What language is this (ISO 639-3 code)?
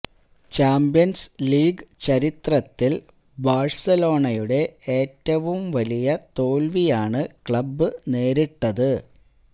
mal